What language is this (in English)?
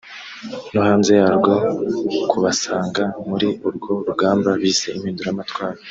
Kinyarwanda